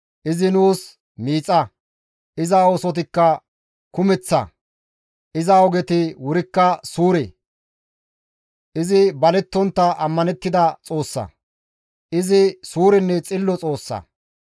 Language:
Gamo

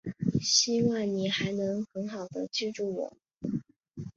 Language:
Chinese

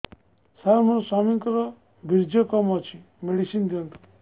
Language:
Odia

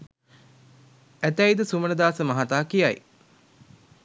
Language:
Sinhala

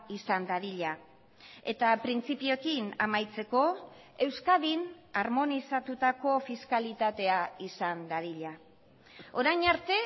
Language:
Basque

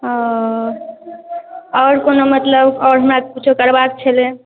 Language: Maithili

